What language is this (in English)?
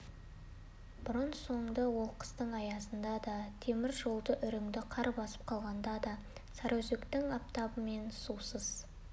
Kazakh